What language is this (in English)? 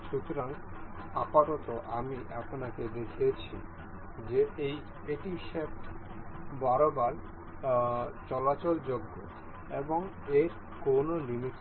Bangla